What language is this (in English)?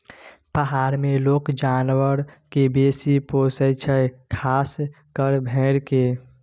Maithili